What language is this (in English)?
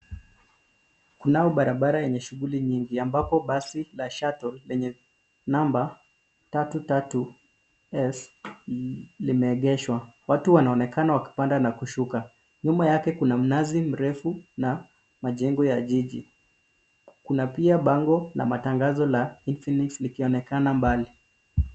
Swahili